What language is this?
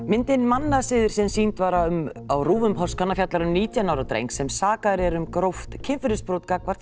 Icelandic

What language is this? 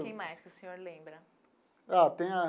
Portuguese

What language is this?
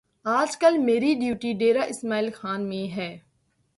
Urdu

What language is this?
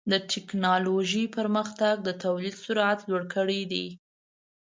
Pashto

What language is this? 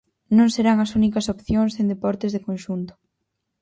Galician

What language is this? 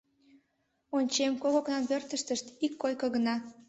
Mari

